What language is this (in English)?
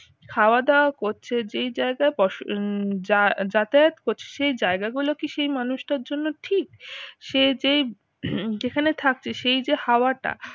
Bangla